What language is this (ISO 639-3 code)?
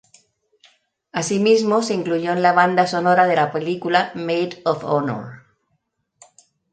spa